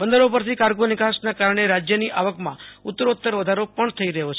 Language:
Gujarati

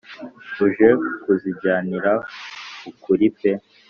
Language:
Kinyarwanda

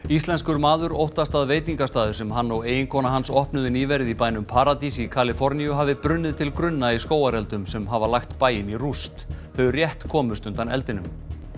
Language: Icelandic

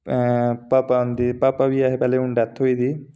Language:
Dogri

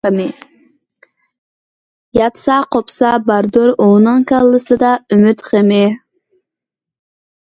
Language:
Uyghur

